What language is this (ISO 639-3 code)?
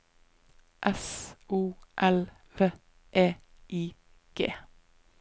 nor